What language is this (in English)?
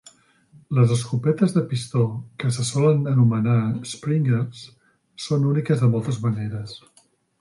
Catalan